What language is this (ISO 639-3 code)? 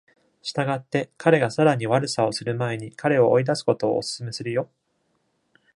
jpn